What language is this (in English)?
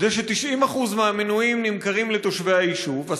Hebrew